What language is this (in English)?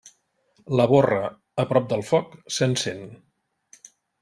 Catalan